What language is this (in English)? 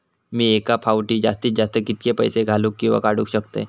Marathi